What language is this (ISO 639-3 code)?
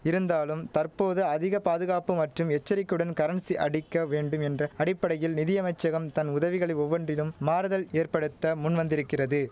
tam